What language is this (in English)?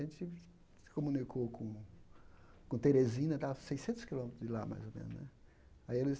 Portuguese